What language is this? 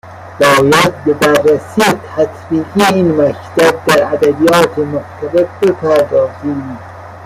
Persian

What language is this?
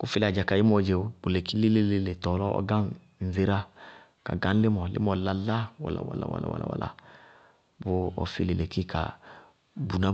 Bago-Kusuntu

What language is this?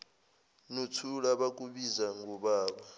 Zulu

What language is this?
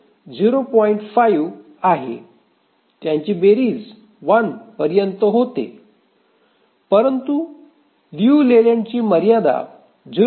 Marathi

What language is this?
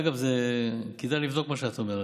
Hebrew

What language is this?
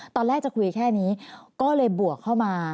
Thai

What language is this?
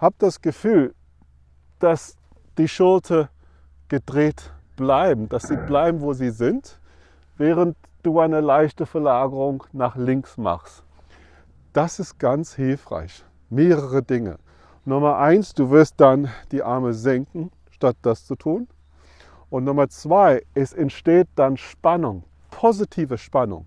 German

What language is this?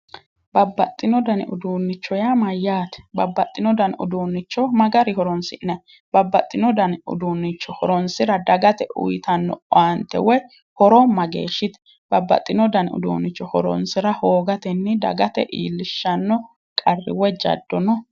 Sidamo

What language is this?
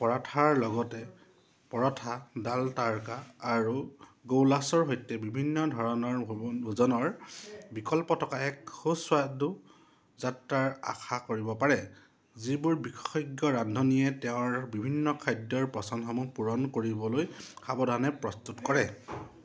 Assamese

